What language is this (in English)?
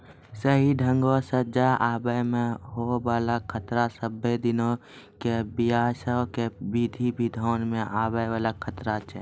Maithili